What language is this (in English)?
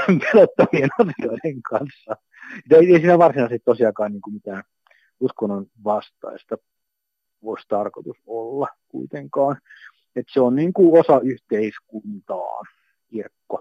Finnish